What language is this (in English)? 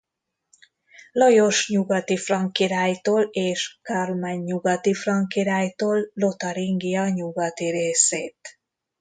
Hungarian